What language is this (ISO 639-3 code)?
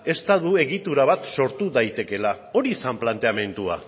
eus